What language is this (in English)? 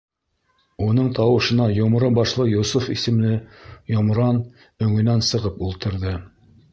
Bashkir